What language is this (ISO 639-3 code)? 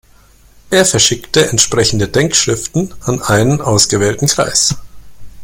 deu